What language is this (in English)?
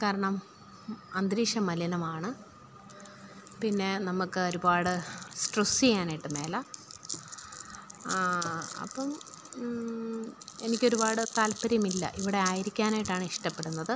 Malayalam